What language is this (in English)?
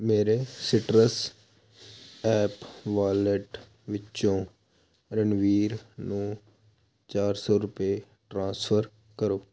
Punjabi